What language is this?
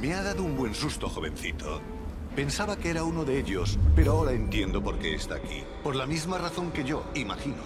Spanish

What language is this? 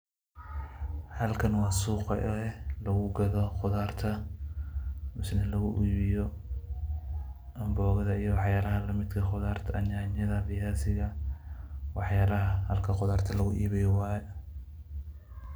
Somali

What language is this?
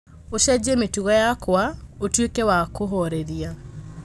Kikuyu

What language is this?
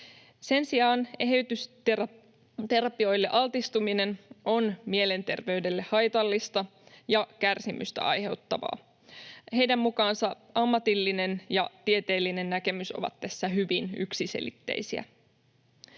Finnish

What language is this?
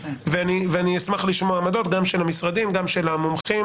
Hebrew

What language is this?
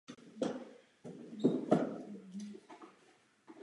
Czech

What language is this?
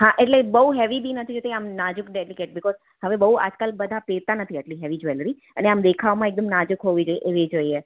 Gujarati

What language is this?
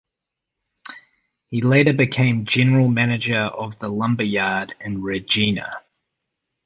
English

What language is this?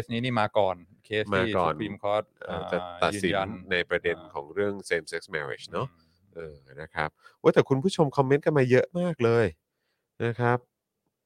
Thai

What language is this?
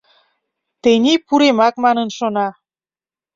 Mari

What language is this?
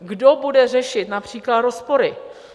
Czech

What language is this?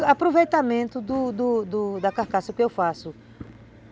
Portuguese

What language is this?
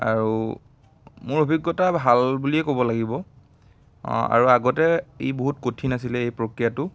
Assamese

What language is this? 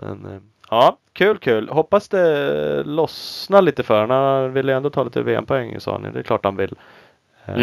Swedish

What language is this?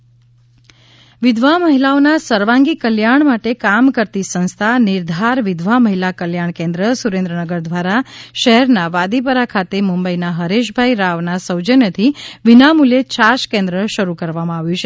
Gujarati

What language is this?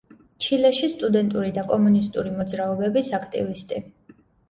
Georgian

